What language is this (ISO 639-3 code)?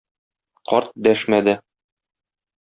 tat